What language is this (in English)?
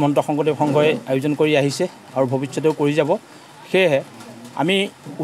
Indonesian